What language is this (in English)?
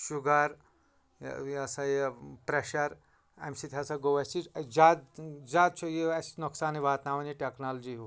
Kashmiri